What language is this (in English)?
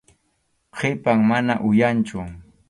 Arequipa-La Unión Quechua